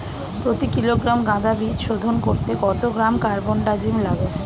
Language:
Bangla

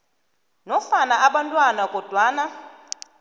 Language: South Ndebele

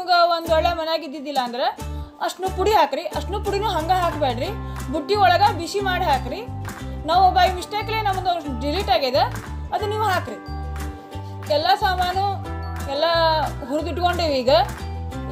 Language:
Hindi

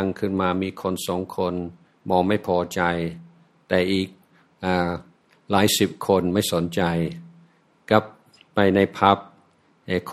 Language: Thai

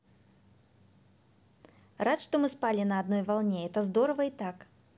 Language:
Russian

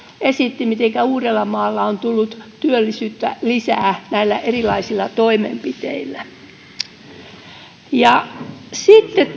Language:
Finnish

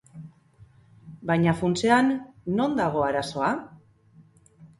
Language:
Basque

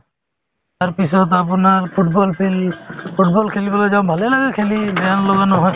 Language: Assamese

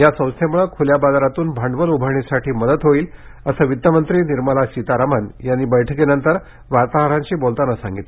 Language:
Marathi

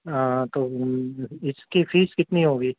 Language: Urdu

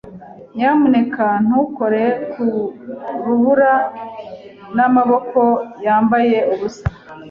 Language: Kinyarwanda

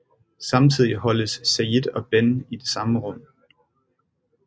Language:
Danish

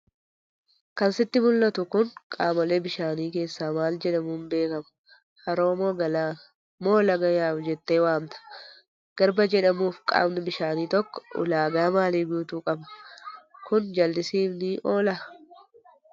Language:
Oromo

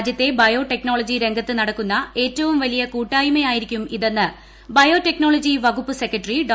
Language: Malayalam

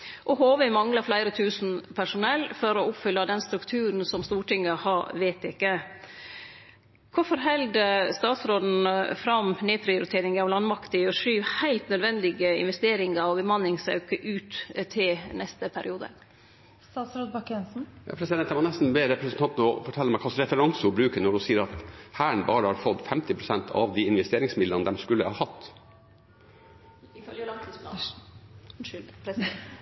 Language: Norwegian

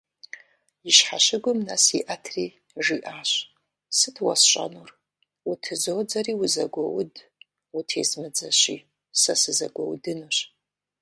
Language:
Kabardian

